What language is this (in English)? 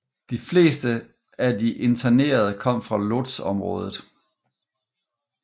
Danish